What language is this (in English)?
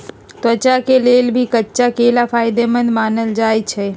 Magahi